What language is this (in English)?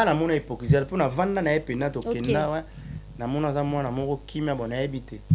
French